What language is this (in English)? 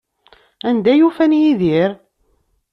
Kabyle